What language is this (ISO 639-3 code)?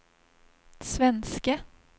swe